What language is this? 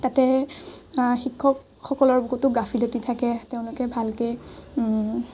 Assamese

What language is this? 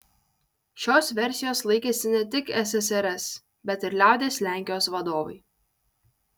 Lithuanian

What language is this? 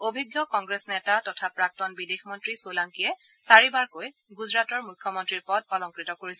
Assamese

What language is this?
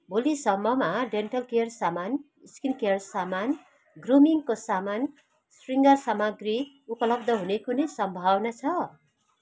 Nepali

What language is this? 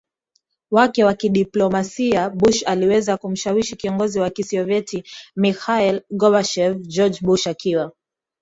Swahili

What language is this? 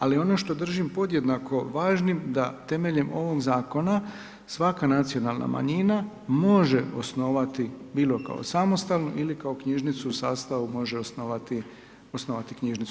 Croatian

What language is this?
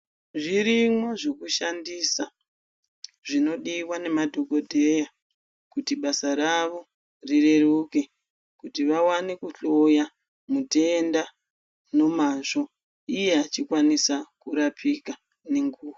Ndau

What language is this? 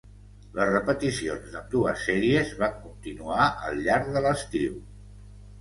Catalan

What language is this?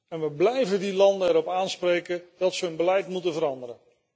Dutch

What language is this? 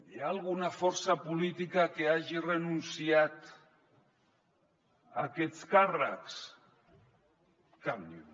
Catalan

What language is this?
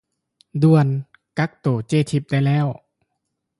Lao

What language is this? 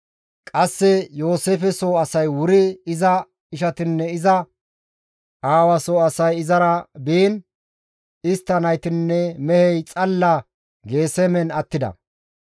Gamo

